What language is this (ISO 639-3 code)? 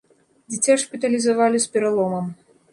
bel